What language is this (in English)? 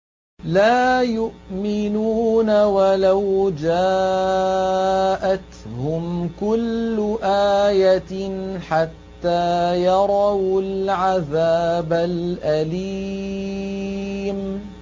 Arabic